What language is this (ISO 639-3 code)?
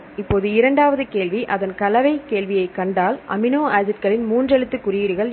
tam